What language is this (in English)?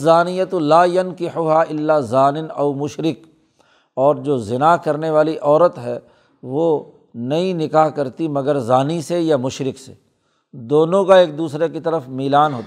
Urdu